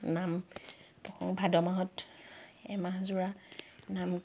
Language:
Assamese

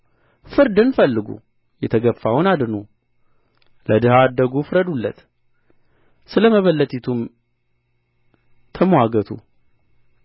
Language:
Amharic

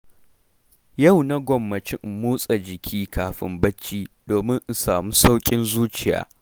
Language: Hausa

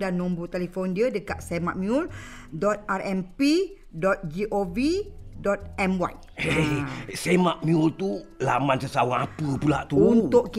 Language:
Malay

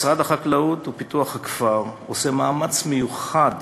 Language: Hebrew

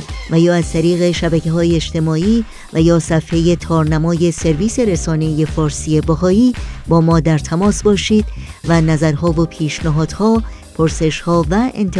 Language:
Persian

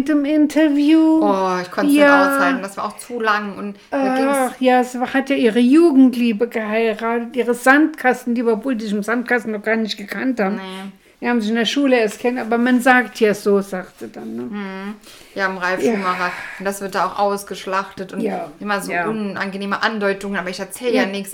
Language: German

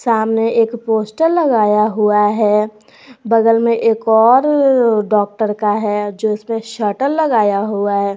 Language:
Hindi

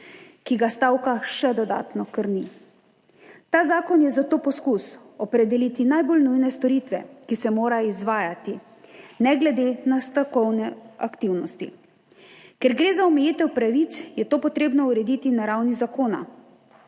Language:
Slovenian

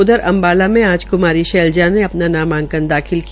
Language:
Hindi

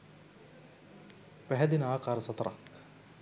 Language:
Sinhala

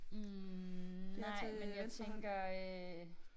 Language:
Danish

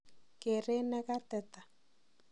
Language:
Kalenjin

